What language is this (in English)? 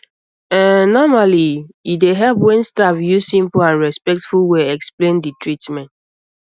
Nigerian Pidgin